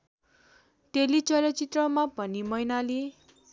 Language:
Nepali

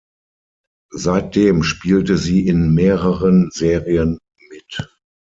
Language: German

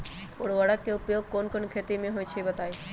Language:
Magahi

